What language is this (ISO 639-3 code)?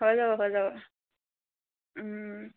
asm